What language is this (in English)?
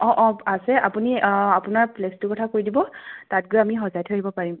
Assamese